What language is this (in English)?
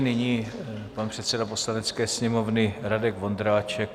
Czech